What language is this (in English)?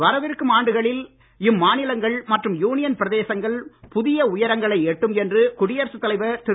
Tamil